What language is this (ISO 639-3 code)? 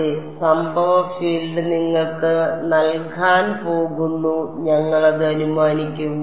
mal